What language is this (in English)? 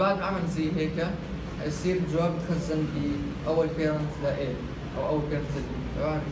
Arabic